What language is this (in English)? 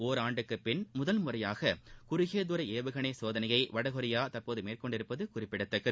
Tamil